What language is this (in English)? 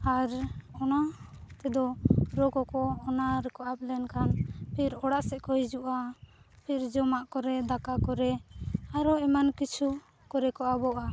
Santali